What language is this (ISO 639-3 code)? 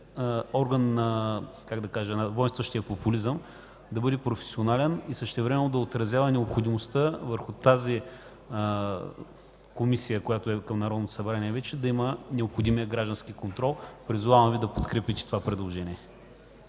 bul